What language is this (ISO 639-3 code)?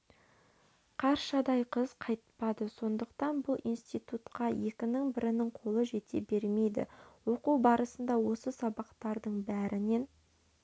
kaz